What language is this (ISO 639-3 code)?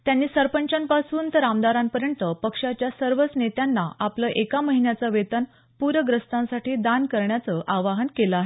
mar